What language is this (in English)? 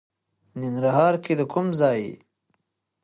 Pashto